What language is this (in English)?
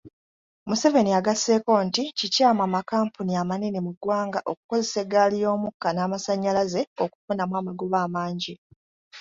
Ganda